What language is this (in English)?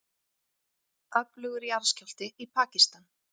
Icelandic